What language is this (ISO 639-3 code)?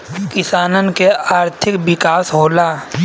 bho